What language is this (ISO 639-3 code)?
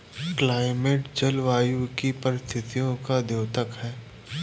hin